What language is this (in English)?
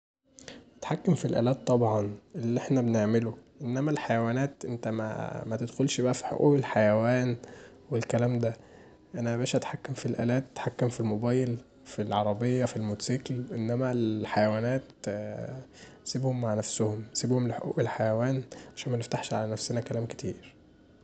Egyptian Arabic